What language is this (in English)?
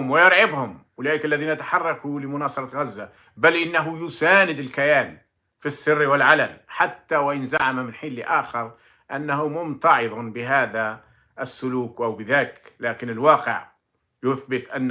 Arabic